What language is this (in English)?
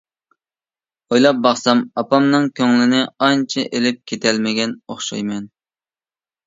Uyghur